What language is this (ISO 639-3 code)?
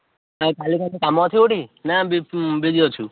ori